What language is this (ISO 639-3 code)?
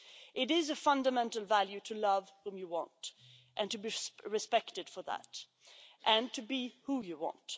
eng